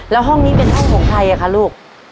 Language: Thai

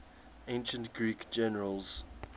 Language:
English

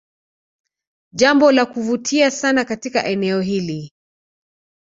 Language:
Swahili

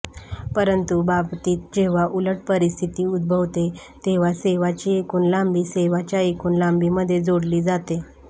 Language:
Marathi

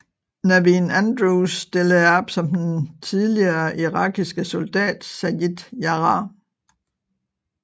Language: Danish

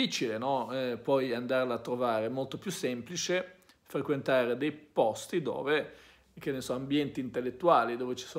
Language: Italian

